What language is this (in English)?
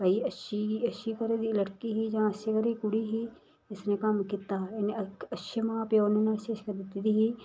Dogri